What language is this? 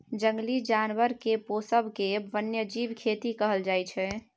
Maithili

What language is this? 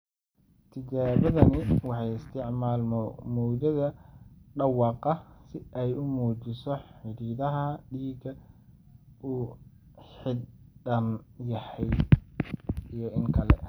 Somali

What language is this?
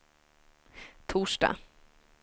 Swedish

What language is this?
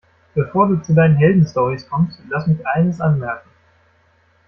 German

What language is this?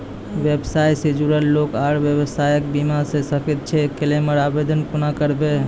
Maithili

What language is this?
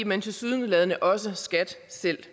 Danish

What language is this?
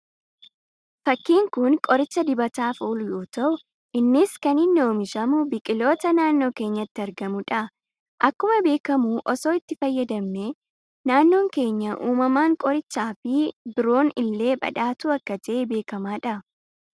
Oromo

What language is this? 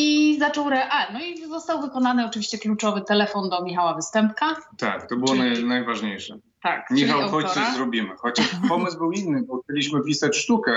Polish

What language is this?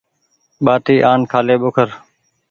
Goaria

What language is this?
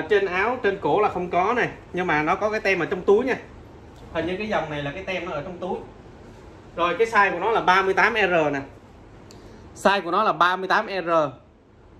Vietnamese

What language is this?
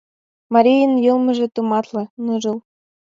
Mari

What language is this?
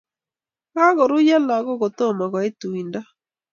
Kalenjin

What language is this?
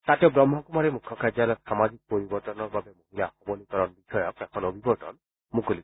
Assamese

